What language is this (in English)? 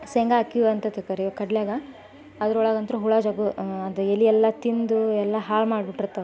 Kannada